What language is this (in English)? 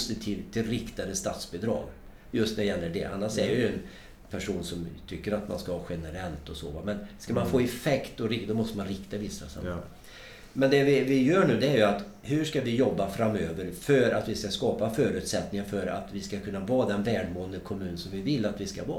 Swedish